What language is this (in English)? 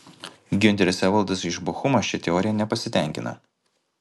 Lithuanian